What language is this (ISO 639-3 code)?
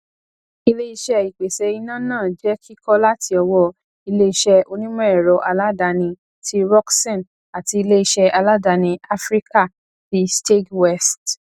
yor